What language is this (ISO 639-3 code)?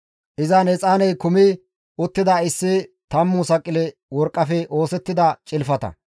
gmv